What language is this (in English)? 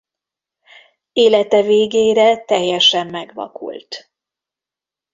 Hungarian